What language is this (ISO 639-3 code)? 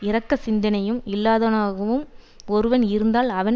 tam